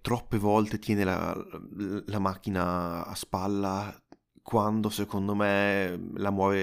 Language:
Italian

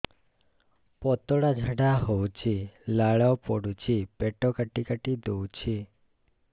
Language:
Odia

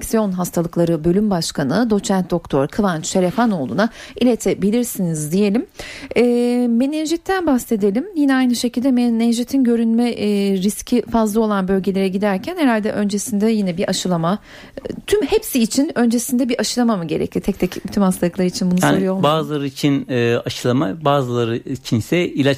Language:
Turkish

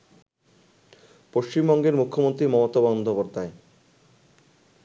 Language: Bangla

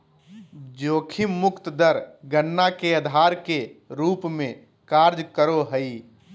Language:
Magahi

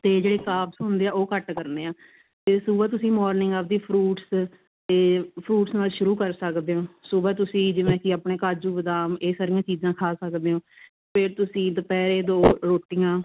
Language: Punjabi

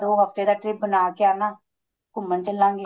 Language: Punjabi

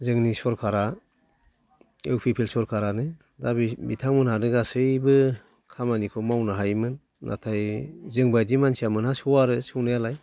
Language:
Bodo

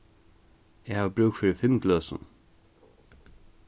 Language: Faroese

